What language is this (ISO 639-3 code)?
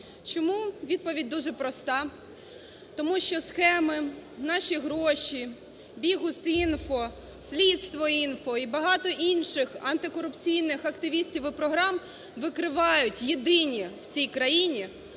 ukr